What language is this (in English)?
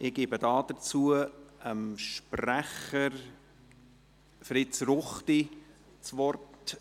Swiss German